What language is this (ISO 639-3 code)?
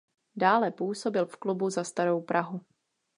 ces